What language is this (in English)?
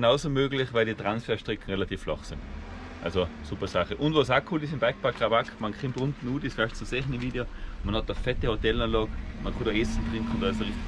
German